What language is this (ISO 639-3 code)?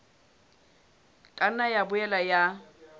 sot